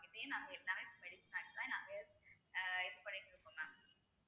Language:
Tamil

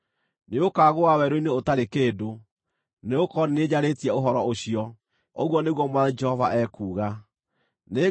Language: Kikuyu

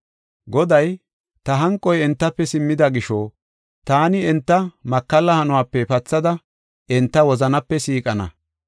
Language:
Gofa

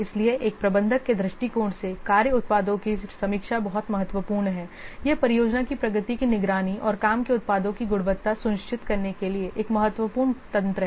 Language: Hindi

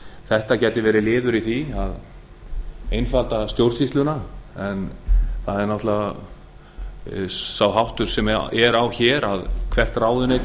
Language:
Icelandic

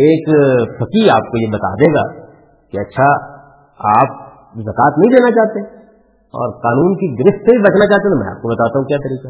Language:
Urdu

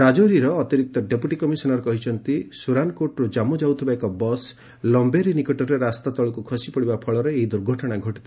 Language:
Odia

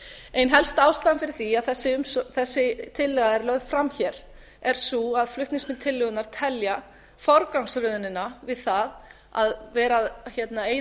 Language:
Icelandic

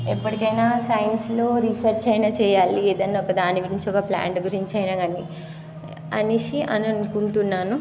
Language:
Telugu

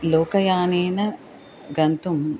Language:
Sanskrit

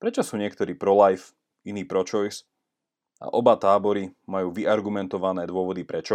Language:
Slovak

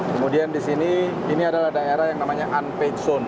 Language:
Indonesian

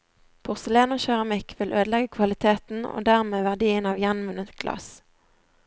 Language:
Norwegian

